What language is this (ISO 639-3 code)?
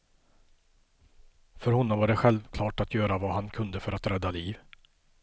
swe